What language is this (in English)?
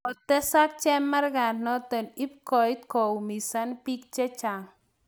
Kalenjin